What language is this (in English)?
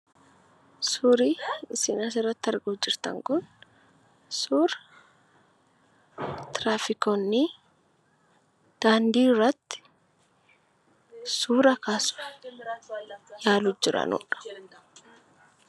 Oromo